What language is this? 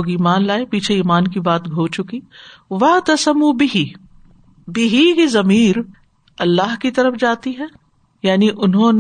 Urdu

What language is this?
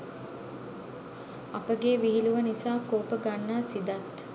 Sinhala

